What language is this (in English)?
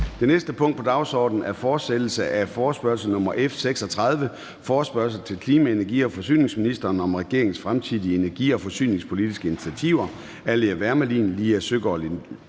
Danish